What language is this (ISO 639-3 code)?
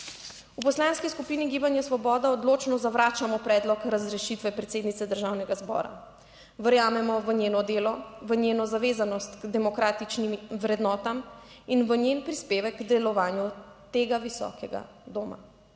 slv